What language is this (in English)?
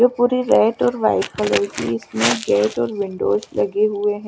Hindi